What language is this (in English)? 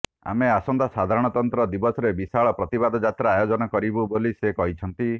Odia